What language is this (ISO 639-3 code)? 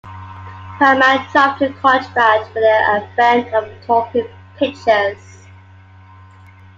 eng